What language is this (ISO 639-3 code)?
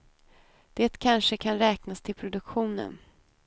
swe